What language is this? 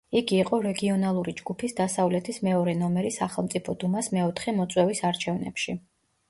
Georgian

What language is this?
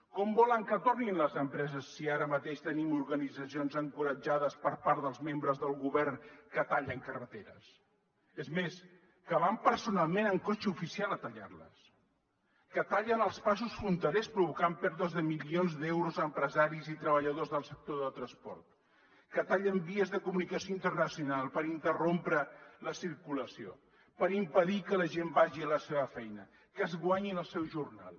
Catalan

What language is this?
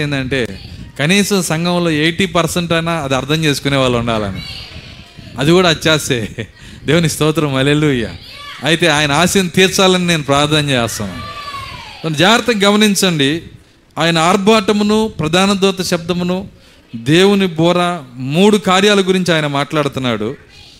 Telugu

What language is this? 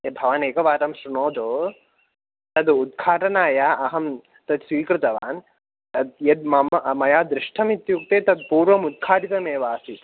Sanskrit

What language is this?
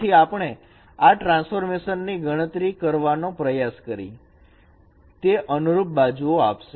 Gujarati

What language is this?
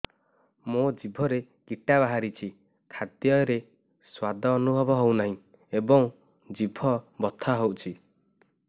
Odia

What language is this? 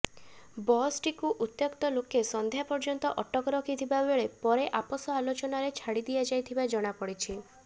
Odia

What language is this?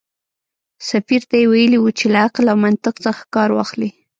Pashto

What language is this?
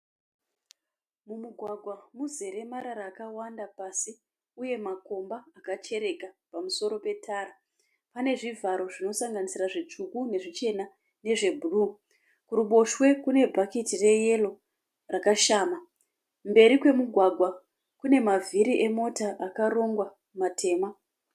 Shona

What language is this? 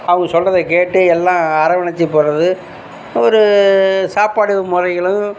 Tamil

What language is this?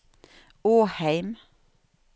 Norwegian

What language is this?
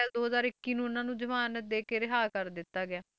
Punjabi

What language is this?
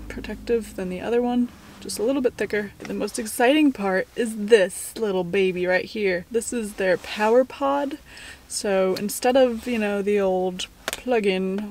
English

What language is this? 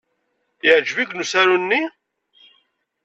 Kabyle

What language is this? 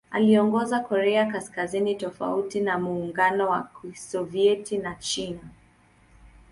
Swahili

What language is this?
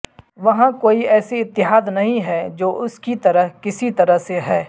Urdu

